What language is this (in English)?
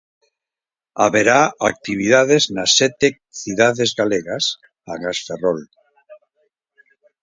Galician